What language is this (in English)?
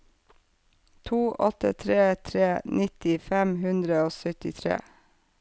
Norwegian